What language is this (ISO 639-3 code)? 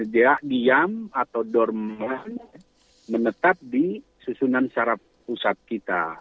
ind